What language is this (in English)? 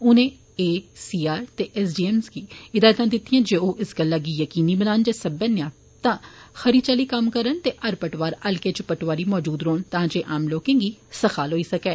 Dogri